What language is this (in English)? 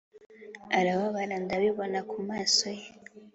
Kinyarwanda